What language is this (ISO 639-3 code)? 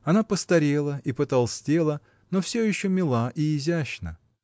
rus